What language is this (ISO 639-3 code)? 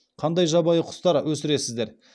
kaz